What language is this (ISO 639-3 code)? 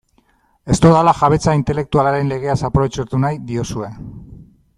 eus